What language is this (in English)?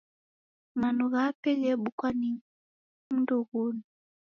Taita